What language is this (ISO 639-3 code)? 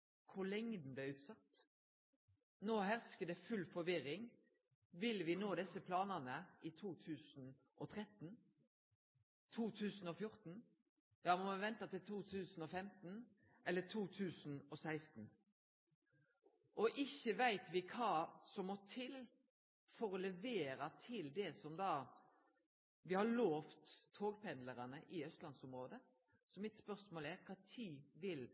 nno